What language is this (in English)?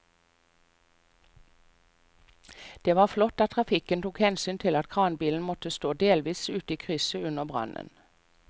Norwegian